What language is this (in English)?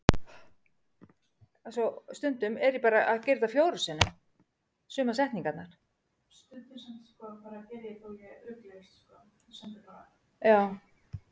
Icelandic